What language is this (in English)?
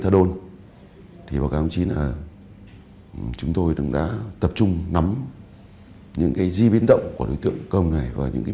Vietnamese